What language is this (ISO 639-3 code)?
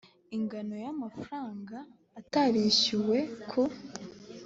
kin